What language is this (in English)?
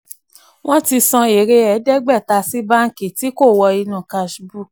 Yoruba